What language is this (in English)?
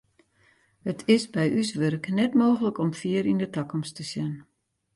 Western Frisian